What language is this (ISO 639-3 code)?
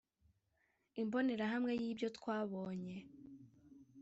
kin